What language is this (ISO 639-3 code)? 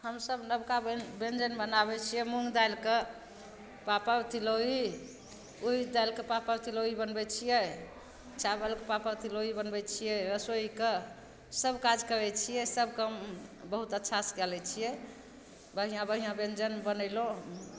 mai